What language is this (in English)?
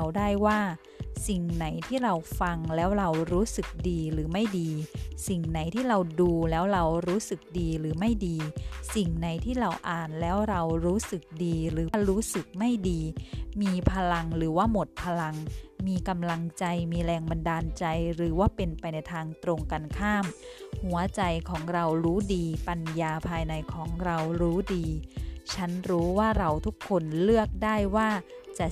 Thai